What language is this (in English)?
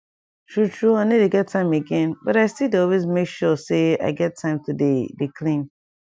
Nigerian Pidgin